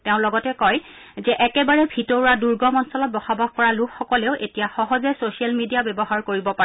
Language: Assamese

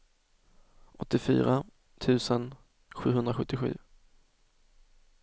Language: Swedish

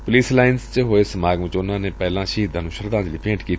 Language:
Punjabi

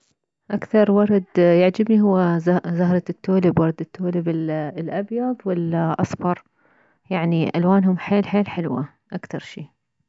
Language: Mesopotamian Arabic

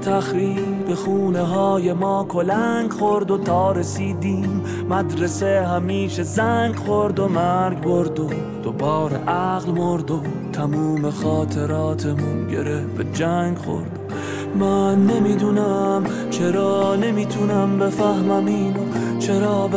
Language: Persian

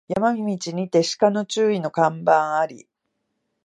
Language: Japanese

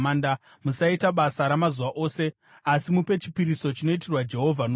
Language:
Shona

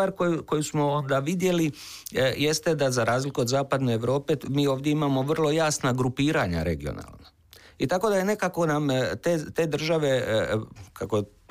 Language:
Croatian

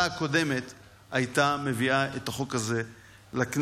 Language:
Hebrew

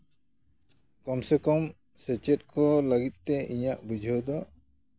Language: Santali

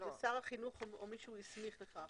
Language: Hebrew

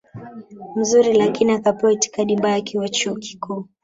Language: Swahili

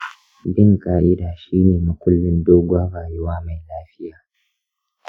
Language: Hausa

